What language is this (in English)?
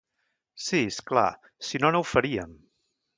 Catalan